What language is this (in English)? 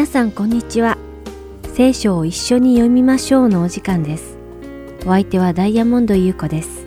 Japanese